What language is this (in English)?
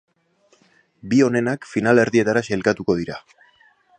Basque